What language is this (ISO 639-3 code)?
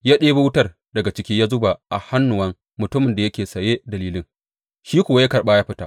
hau